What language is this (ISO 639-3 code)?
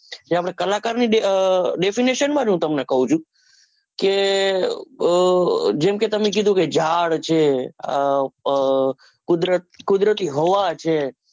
guj